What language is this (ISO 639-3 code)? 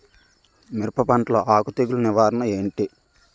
tel